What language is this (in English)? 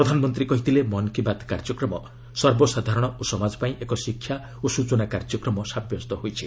Odia